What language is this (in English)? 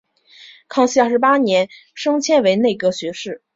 Chinese